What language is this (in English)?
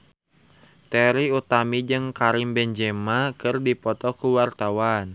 Sundanese